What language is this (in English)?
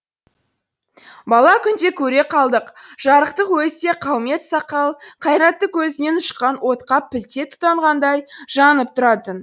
Kazakh